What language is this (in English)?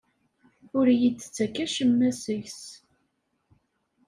Kabyle